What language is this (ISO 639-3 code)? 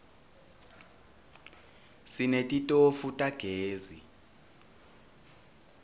ssw